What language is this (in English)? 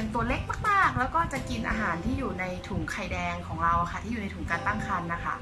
Thai